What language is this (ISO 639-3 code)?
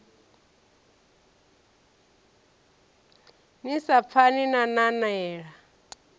ven